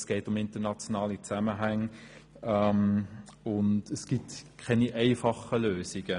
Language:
Swiss German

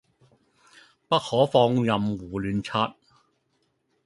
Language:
Cantonese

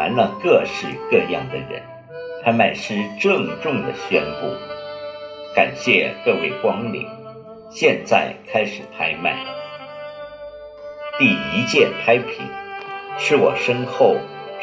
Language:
Chinese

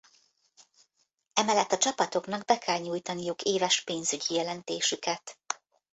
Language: Hungarian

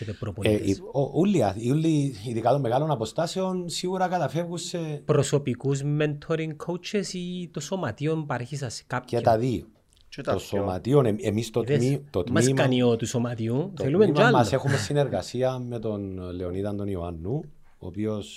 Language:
Greek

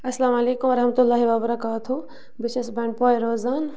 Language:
Kashmiri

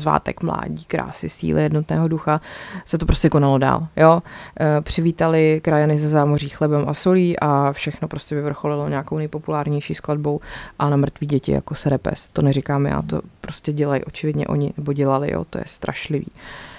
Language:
Czech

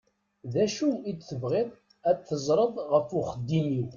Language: Kabyle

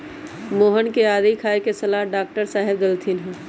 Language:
Magahi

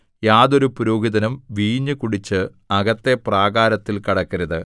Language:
Malayalam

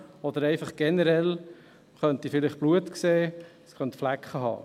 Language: Swiss German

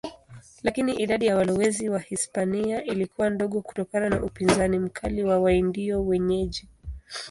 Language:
Swahili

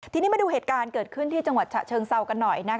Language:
Thai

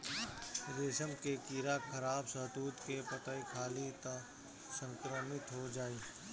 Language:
Bhojpuri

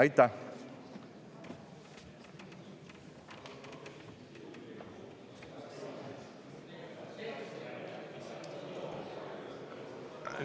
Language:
Estonian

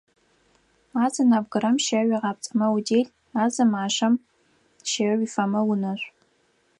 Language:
Adyghe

